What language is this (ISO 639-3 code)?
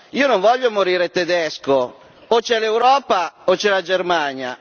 ita